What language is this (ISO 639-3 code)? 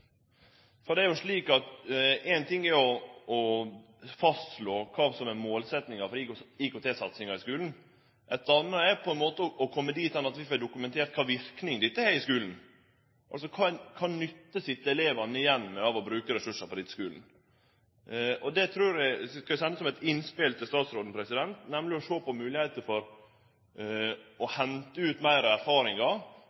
nno